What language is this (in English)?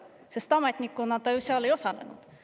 Estonian